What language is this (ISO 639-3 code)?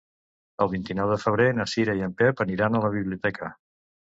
cat